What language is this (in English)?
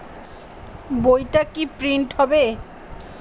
Bangla